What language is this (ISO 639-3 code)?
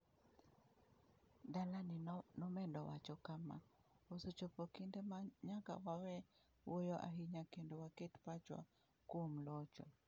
luo